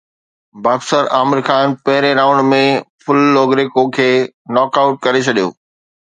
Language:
Sindhi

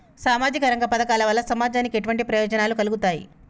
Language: Telugu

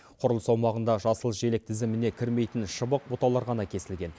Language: Kazakh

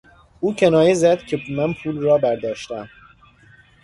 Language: Persian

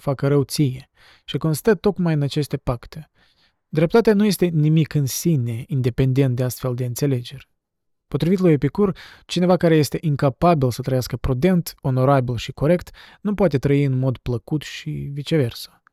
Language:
Romanian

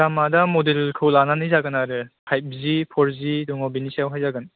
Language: Bodo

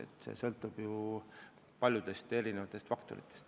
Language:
Estonian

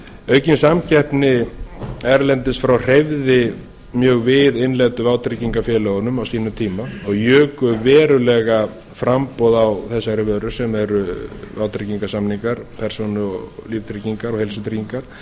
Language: Icelandic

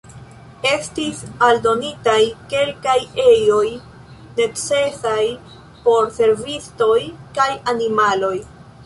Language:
Esperanto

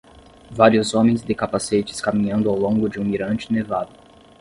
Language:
Portuguese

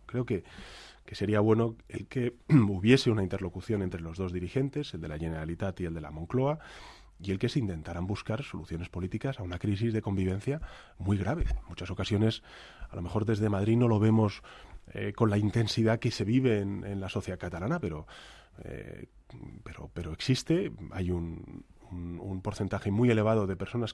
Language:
Spanish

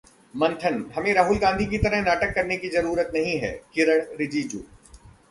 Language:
Hindi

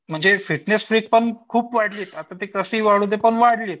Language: Marathi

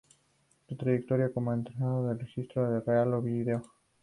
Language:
Spanish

